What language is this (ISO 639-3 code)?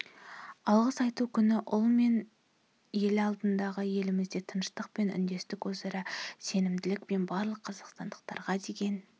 kaz